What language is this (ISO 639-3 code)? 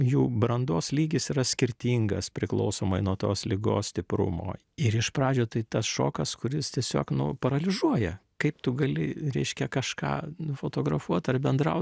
lit